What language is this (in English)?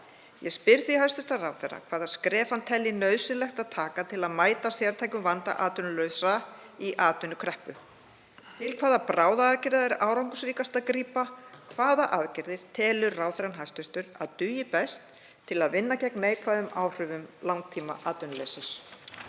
Icelandic